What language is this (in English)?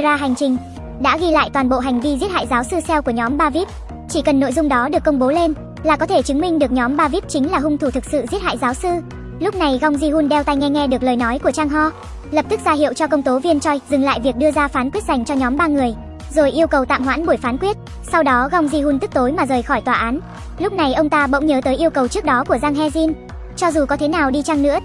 Vietnamese